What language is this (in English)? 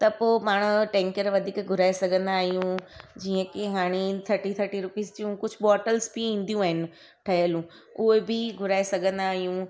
Sindhi